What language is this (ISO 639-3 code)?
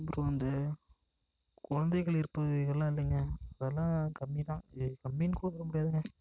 tam